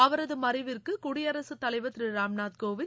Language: Tamil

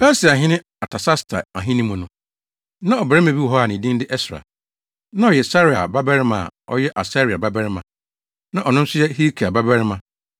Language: Akan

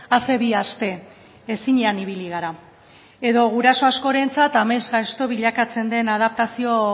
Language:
Basque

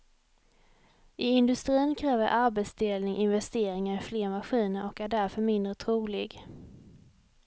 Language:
Swedish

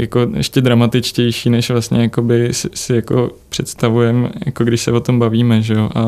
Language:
Czech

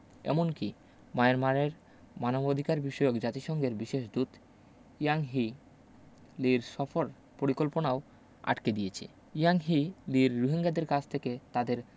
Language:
Bangla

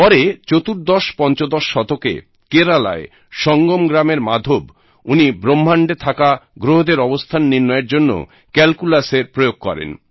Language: Bangla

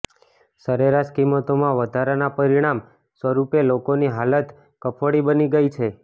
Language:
Gujarati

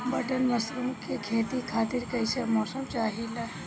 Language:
Bhojpuri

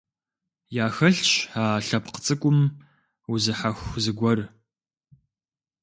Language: Kabardian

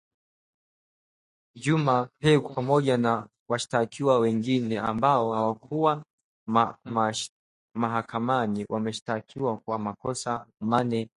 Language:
Swahili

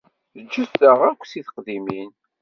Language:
Kabyle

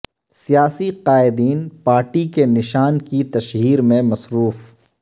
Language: Urdu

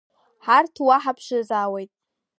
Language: Abkhazian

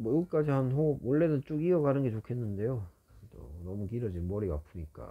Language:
Korean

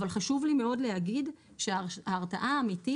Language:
Hebrew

